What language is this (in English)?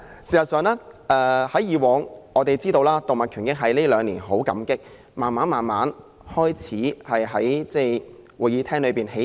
Cantonese